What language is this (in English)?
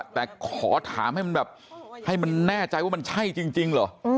Thai